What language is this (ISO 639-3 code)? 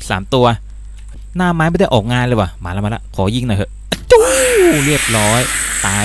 tha